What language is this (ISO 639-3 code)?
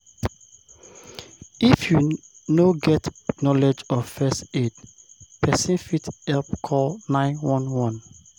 pcm